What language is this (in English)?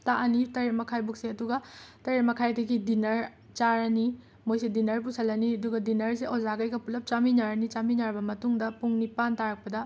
Manipuri